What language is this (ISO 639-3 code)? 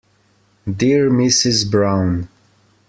eng